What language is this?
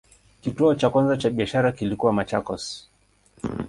Swahili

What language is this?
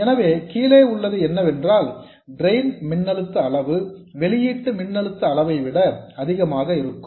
Tamil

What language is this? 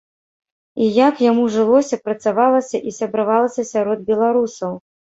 Belarusian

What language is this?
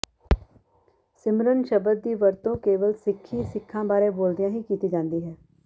Punjabi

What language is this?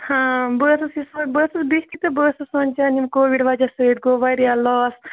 Kashmiri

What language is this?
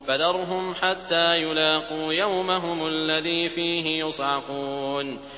Arabic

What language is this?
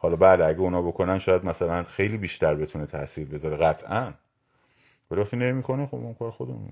Persian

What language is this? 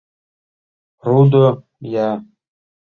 Mari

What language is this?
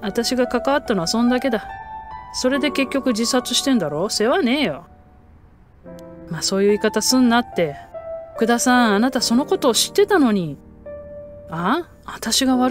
Japanese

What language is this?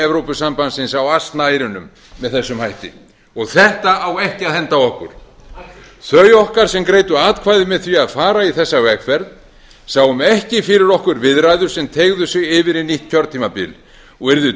Icelandic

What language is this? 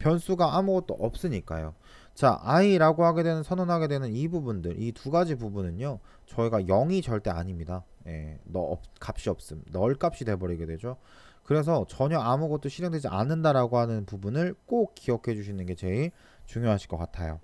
Korean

